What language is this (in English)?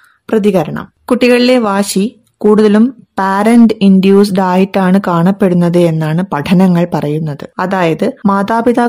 Malayalam